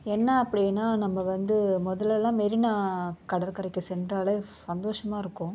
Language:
Tamil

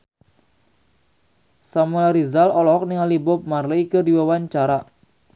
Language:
Sundanese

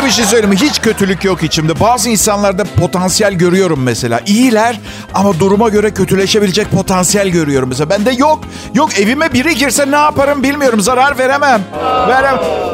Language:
Turkish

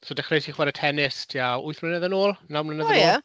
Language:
Welsh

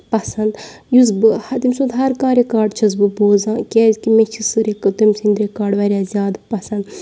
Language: Kashmiri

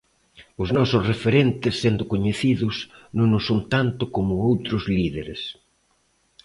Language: Galician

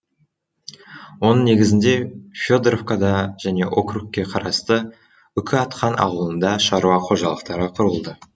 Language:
Kazakh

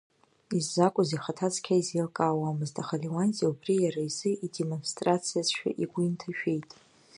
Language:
Abkhazian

